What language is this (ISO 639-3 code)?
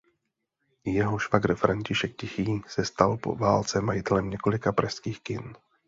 ces